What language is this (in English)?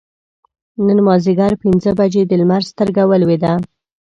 Pashto